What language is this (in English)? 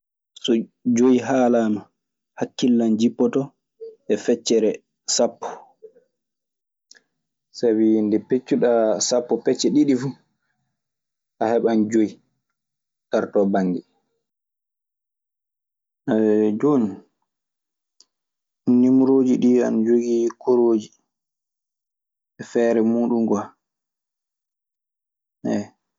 Maasina Fulfulde